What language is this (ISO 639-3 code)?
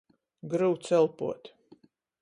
ltg